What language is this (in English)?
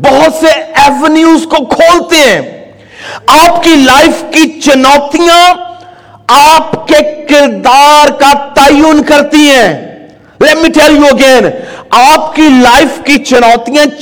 Urdu